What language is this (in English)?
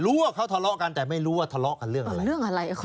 Thai